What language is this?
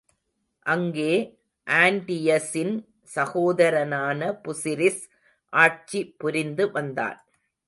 Tamil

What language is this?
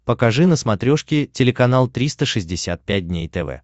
Russian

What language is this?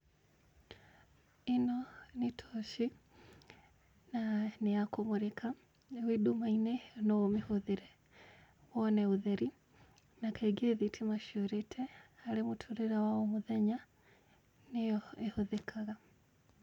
Kikuyu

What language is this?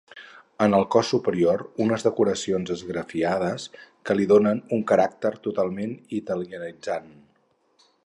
Catalan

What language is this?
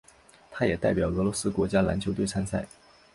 Chinese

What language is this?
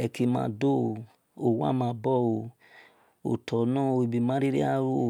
Esan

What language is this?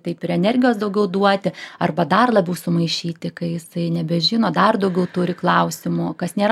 Lithuanian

